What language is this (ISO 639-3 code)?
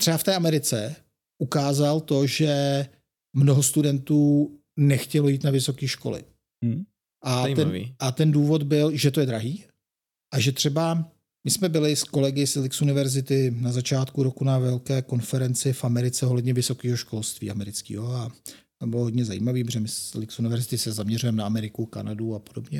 ces